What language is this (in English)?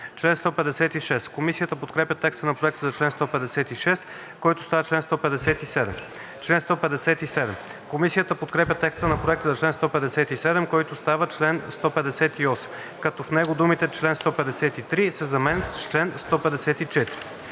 Bulgarian